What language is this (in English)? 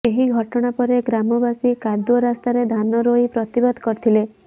Odia